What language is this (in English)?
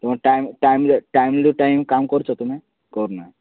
Odia